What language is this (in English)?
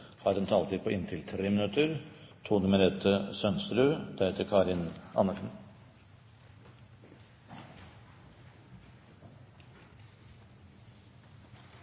Norwegian Bokmål